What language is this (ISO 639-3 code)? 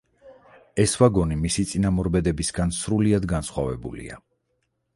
kat